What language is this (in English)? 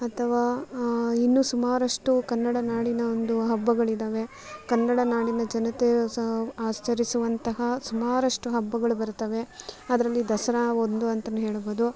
Kannada